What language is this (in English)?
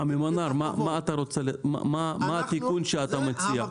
Hebrew